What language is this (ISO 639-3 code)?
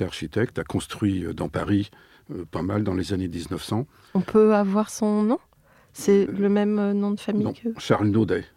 fra